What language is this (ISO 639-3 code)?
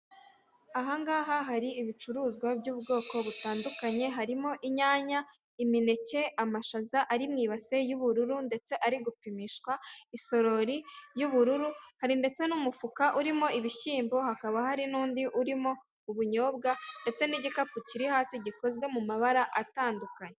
kin